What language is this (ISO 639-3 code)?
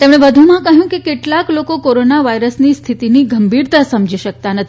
guj